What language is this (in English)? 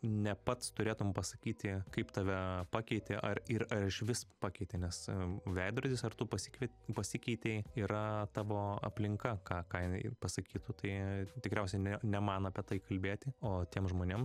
Lithuanian